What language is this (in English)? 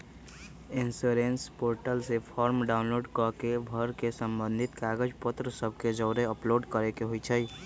Magahi